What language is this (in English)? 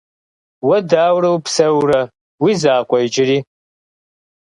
Kabardian